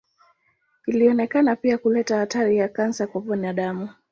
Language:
Swahili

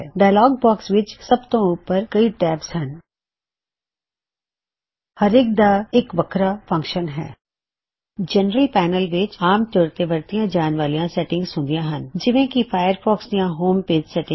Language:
Punjabi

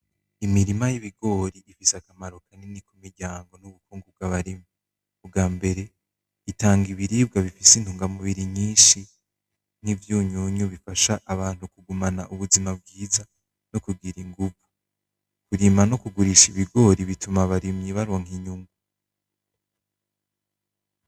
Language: Rundi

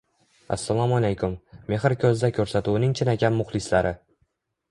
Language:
Uzbek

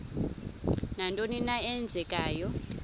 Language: Xhosa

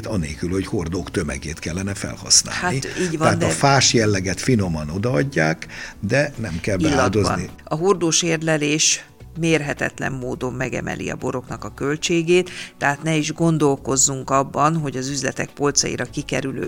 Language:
Hungarian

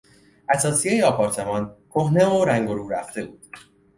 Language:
Persian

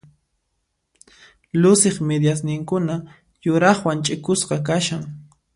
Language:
Puno Quechua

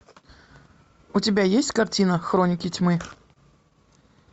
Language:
Russian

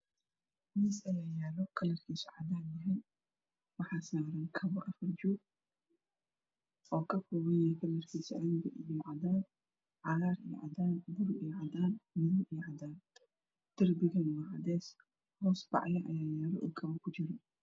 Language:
Somali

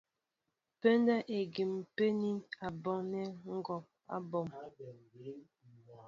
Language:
Mbo (Cameroon)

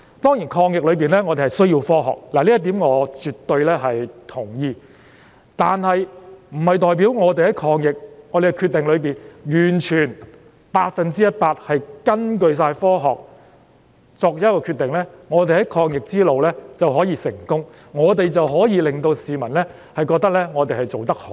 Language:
Cantonese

